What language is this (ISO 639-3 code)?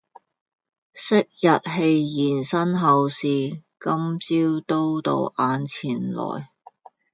yue